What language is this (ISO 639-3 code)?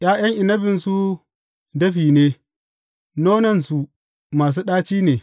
hau